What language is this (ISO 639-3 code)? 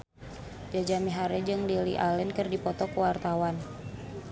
sun